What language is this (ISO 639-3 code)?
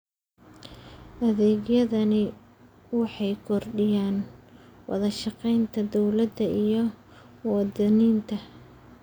som